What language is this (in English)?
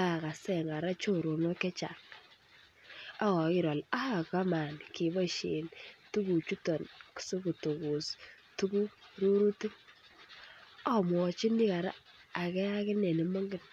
Kalenjin